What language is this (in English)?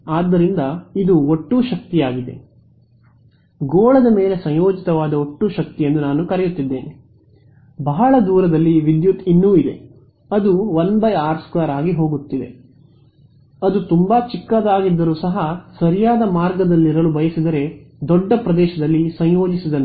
Kannada